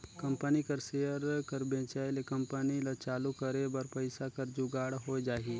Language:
Chhattisgarhi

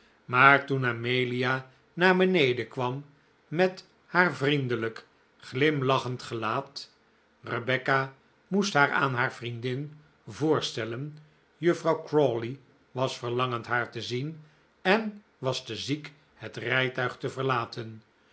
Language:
Dutch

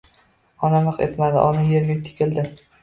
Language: Uzbek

